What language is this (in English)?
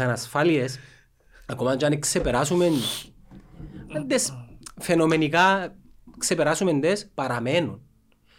Greek